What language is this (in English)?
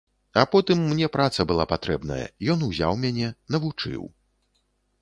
Belarusian